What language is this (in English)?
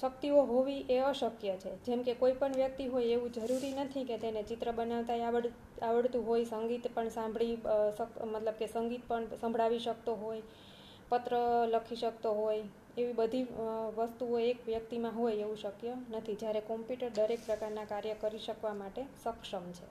Gujarati